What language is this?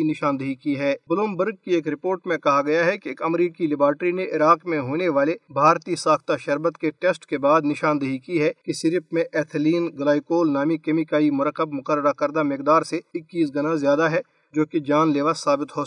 Urdu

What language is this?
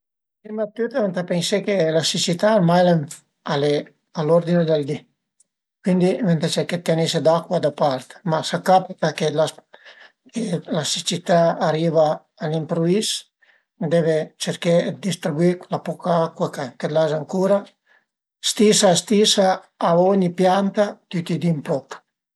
Piedmontese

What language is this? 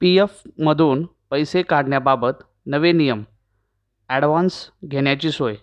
Marathi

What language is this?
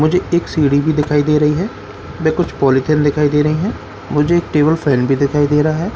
Hindi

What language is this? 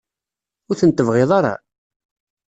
Kabyle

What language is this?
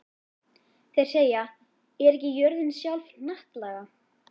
Icelandic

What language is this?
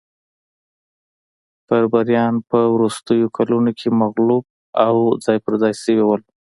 Pashto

